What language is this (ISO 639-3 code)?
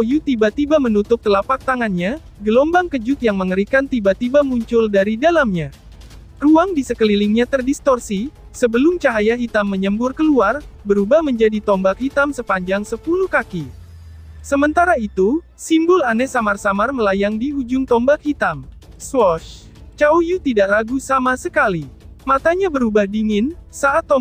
ind